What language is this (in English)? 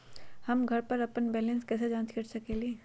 Magahi